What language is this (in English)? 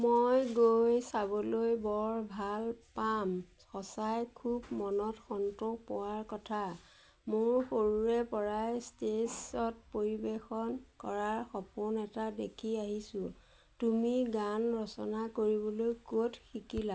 Assamese